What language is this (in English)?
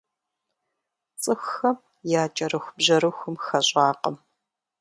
Kabardian